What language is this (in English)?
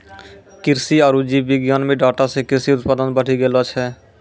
Maithili